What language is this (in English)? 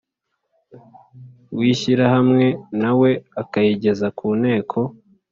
Kinyarwanda